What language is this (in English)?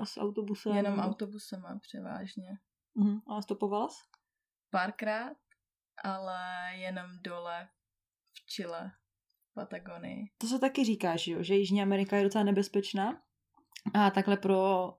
Czech